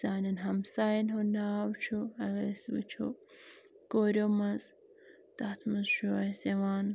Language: Kashmiri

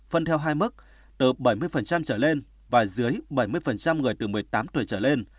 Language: Vietnamese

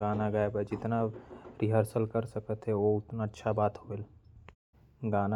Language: Korwa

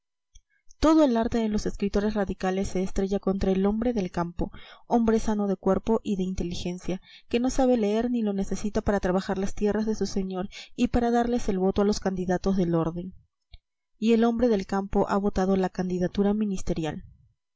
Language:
Spanish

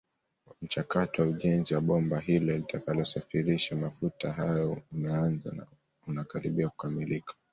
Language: Swahili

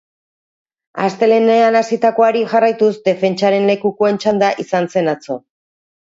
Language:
Basque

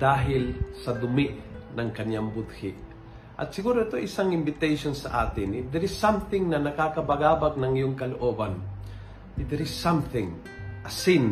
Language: Filipino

